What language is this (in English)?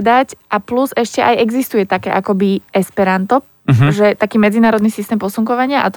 Slovak